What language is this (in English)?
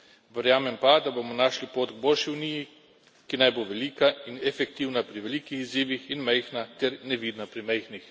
Slovenian